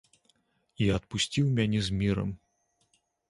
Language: Belarusian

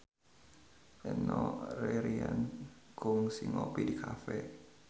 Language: Sundanese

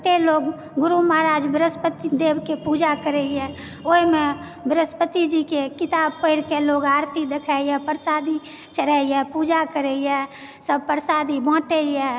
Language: Maithili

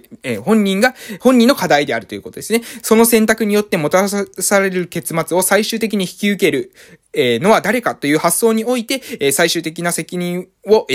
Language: Japanese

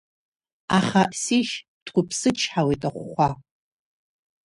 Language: Abkhazian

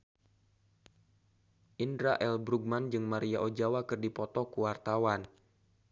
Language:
Sundanese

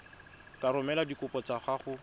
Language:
Tswana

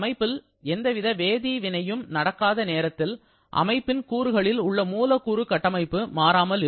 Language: Tamil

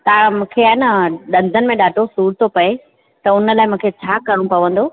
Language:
Sindhi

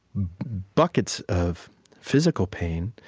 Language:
English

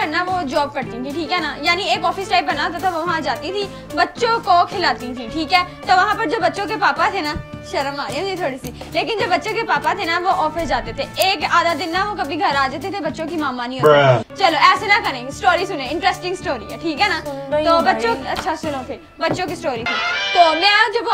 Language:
Hindi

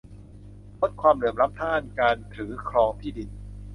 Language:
Thai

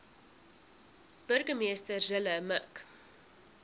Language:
Afrikaans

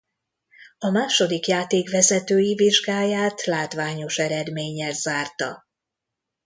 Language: Hungarian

